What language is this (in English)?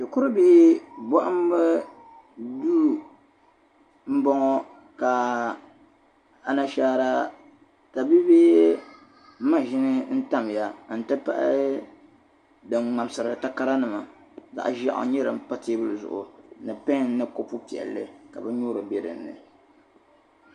Dagbani